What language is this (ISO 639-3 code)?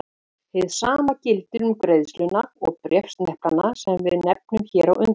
isl